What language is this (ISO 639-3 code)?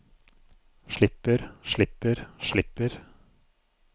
nor